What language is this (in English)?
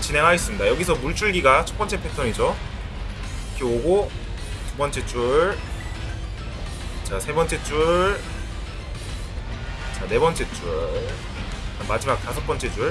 Korean